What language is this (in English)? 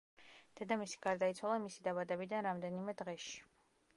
Georgian